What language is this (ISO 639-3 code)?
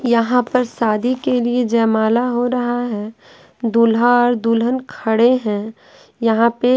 hin